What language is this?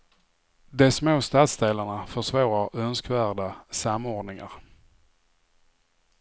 Swedish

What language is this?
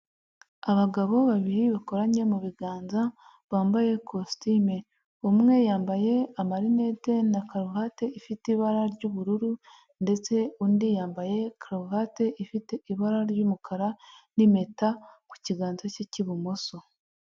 Kinyarwanda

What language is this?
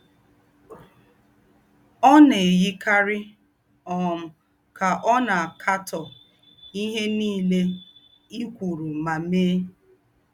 Igbo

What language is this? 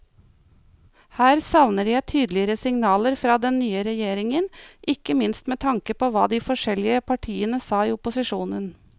Norwegian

